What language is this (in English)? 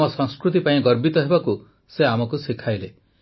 Odia